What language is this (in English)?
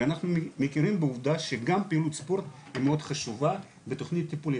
Hebrew